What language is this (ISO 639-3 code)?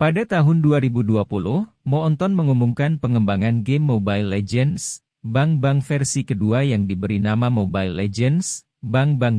ind